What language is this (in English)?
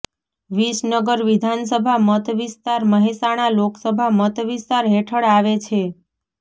Gujarati